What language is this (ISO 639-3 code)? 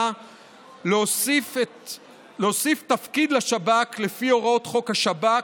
heb